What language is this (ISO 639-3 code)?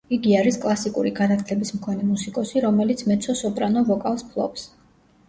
kat